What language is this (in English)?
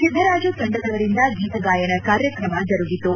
Kannada